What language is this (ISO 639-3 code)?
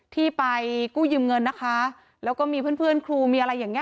tha